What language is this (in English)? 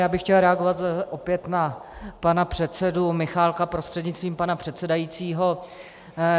Czech